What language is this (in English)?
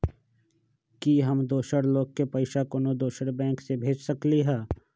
Magahi